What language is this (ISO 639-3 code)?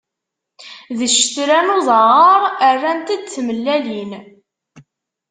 kab